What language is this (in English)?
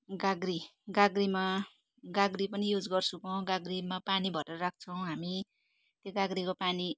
Nepali